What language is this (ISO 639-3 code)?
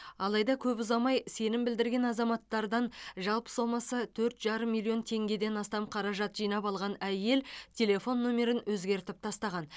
kaz